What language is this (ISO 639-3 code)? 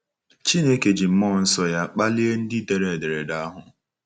ibo